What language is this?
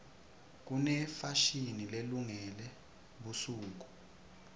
Swati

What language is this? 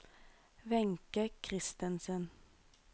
Norwegian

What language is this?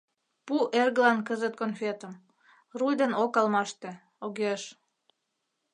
Mari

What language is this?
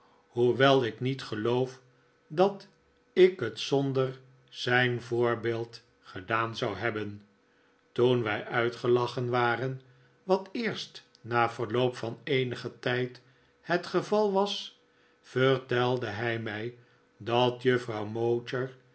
Dutch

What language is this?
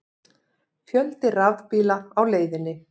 Icelandic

